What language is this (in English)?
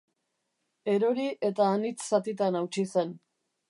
Basque